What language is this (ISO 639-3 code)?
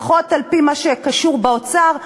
heb